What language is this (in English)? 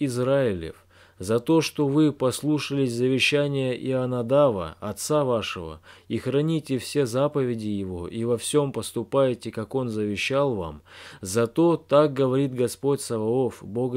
Russian